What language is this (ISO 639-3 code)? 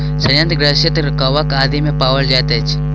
mai